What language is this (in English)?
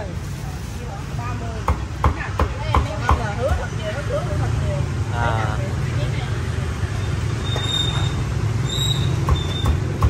Vietnamese